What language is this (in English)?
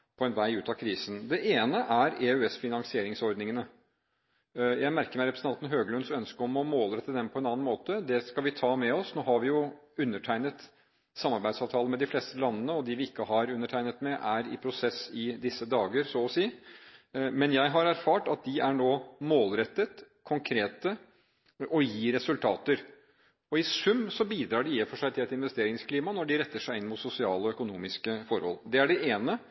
Norwegian Bokmål